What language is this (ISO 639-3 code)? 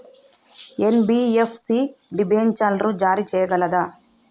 tel